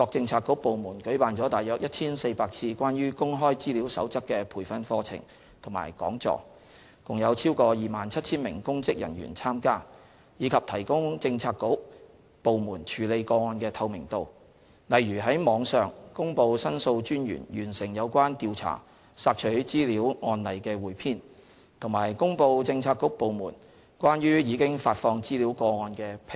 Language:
Cantonese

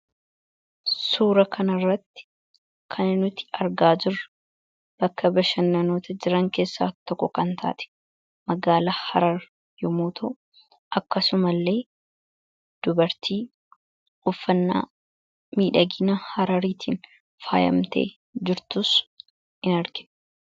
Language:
Oromo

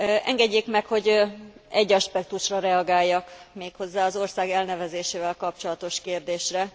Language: Hungarian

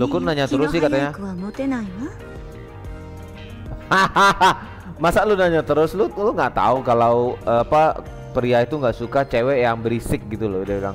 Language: Indonesian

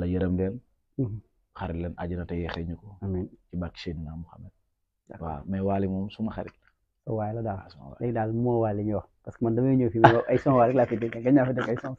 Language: Indonesian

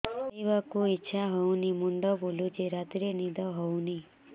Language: Odia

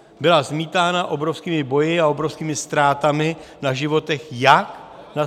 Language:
Czech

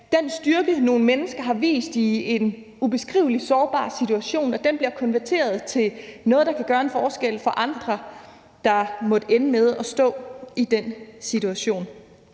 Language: Danish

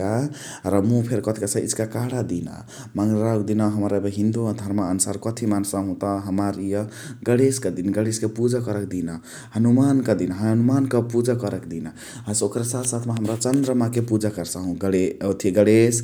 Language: Chitwania Tharu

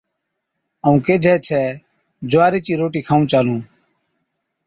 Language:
Od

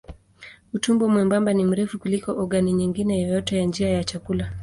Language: Swahili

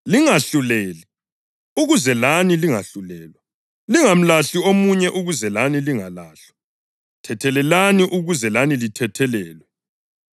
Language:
North Ndebele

